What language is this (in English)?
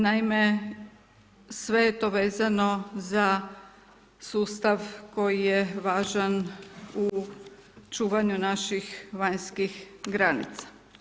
Croatian